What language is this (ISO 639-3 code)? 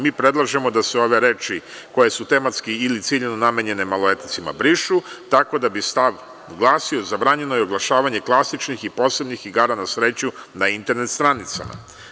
srp